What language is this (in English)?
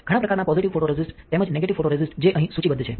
Gujarati